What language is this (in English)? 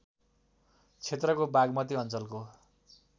Nepali